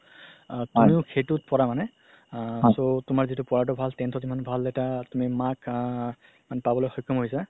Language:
Assamese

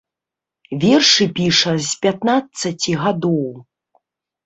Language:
Belarusian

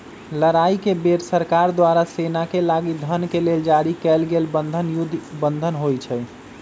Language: Magahi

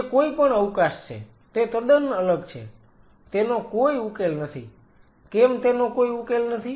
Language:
Gujarati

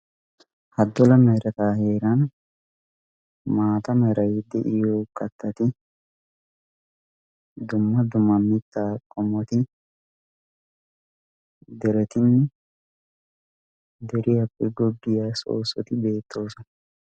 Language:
Wolaytta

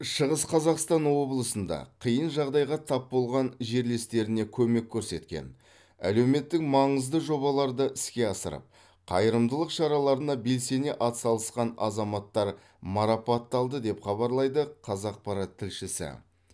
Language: Kazakh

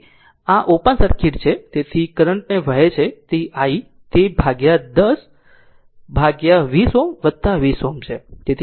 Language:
Gujarati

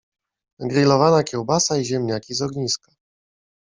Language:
Polish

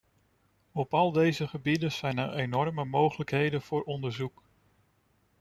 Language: Dutch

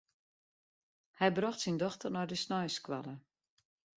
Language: Western Frisian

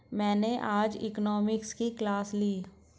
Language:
Hindi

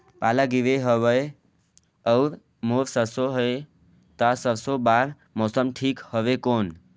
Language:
Chhattisgarhi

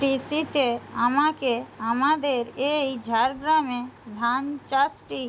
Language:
Bangla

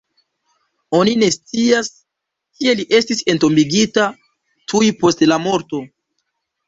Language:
Esperanto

